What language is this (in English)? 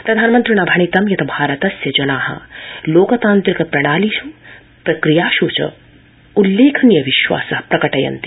Sanskrit